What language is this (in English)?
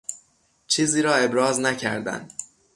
Persian